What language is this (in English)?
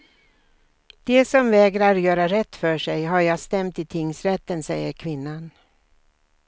Swedish